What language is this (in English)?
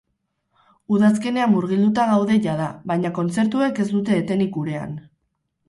Basque